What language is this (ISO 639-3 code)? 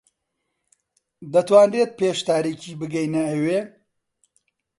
ckb